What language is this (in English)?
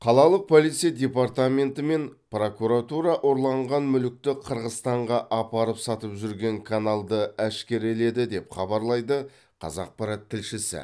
Kazakh